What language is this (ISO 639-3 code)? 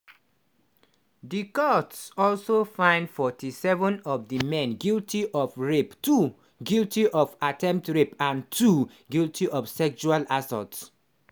pcm